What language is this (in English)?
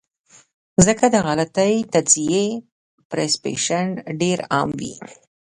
Pashto